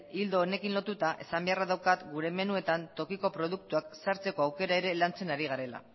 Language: Basque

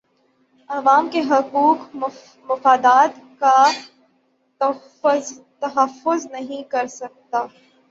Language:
Urdu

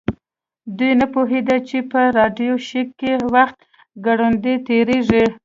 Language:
Pashto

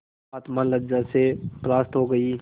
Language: Hindi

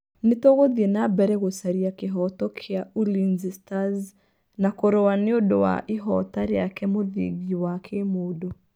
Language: Kikuyu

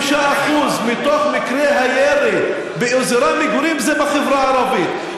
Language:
Hebrew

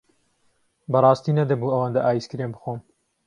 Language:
Central Kurdish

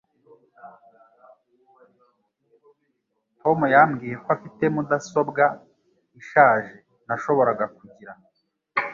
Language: Kinyarwanda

